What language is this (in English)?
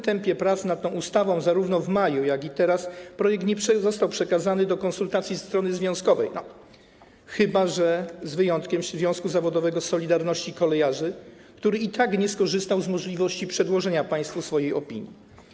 Polish